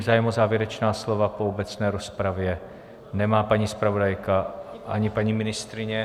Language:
Czech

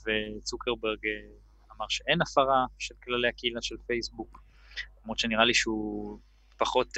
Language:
Hebrew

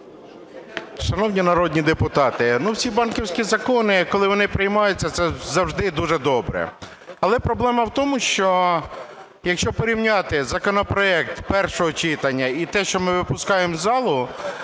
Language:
Ukrainian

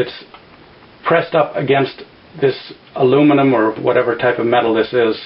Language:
English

